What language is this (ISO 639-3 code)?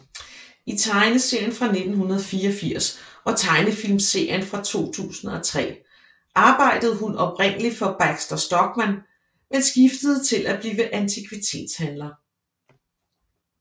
dan